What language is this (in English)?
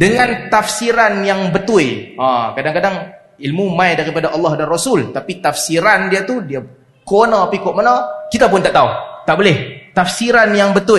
Malay